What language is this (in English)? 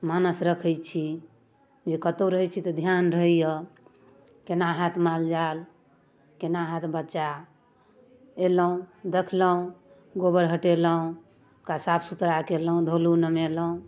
Maithili